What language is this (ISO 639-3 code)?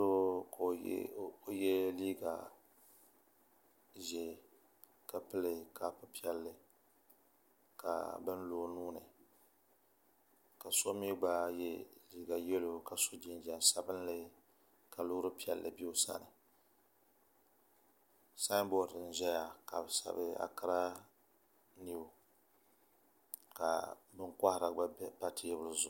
dag